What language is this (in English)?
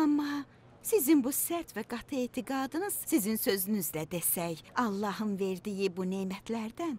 Turkish